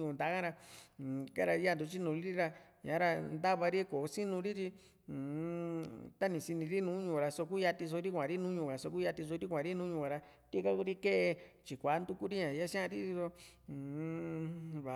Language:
Juxtlahuaca Mixtec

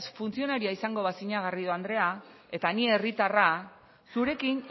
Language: Basque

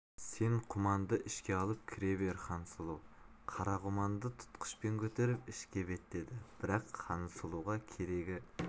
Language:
Kazakh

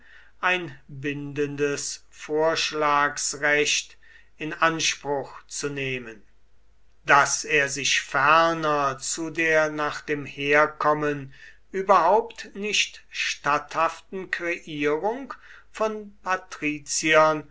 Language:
German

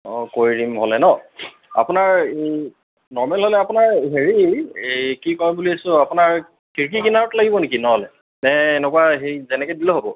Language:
Assamese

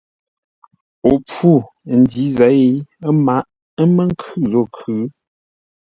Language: Ngombale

